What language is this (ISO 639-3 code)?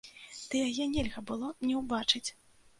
bel